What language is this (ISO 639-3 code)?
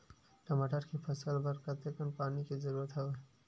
hne